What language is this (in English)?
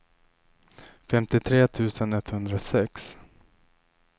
Swedish